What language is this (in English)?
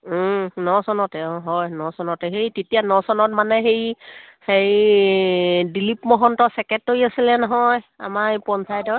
Assamese